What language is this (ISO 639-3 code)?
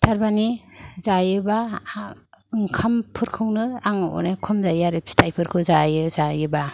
brx